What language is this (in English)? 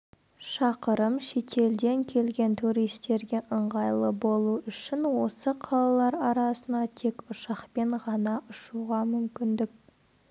Kazakh